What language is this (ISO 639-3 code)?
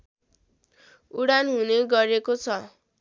nep